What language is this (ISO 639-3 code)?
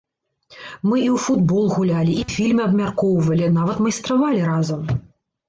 bel